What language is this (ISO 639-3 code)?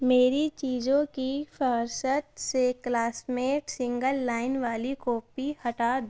urd